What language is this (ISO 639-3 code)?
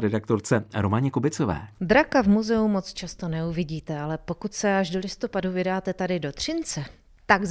ces